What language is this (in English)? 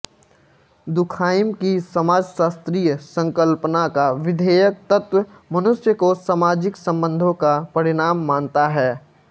Hindi